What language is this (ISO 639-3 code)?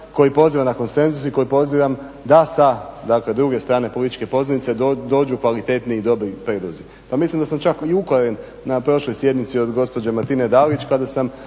hrv